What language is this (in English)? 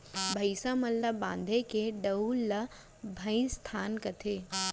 Chhattisgarhi